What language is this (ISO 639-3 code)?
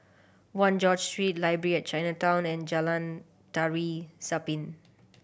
eng